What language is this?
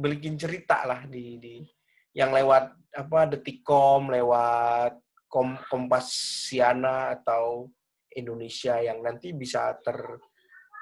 Indonesian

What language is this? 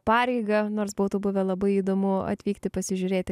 Lithuanian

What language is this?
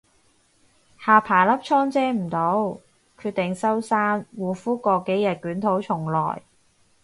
Cantonese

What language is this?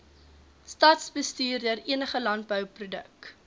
Afrikaans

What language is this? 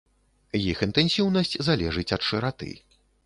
Belarusian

